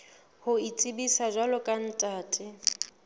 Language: Southern Sotho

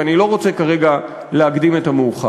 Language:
Hebrew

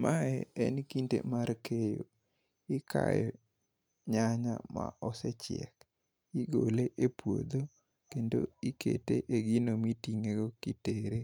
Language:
Luo (Kenya and Tanzania)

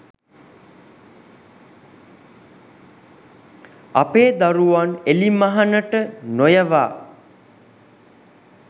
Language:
Sinhala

